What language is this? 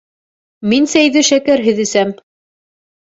Bashkir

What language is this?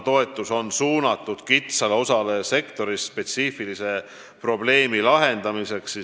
Estonian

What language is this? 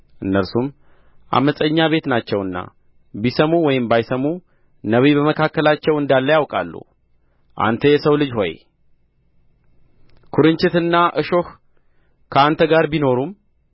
Amharic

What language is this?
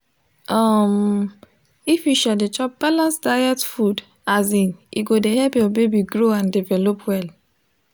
Nigerian Pidgin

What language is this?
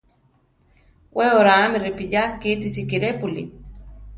Central Tarahumara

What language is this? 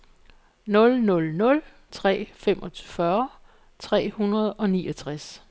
Danish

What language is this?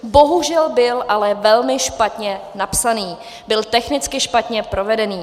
Czech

